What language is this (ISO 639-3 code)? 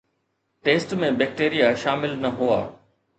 snd